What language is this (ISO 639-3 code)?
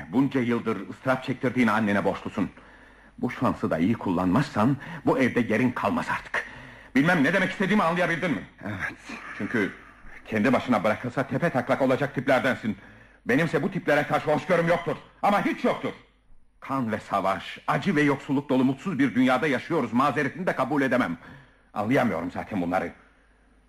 tur